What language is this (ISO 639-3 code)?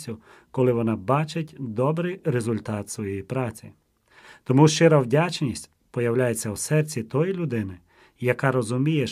ukr